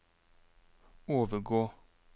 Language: Norwegian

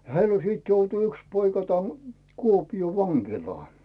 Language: Finnish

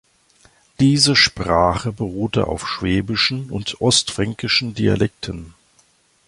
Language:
German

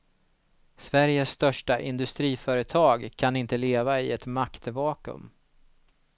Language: Swedish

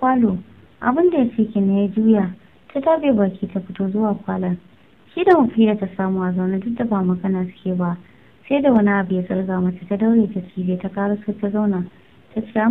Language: Romanian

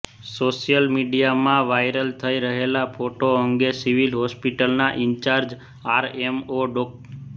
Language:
Gujarati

